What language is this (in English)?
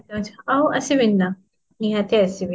Odia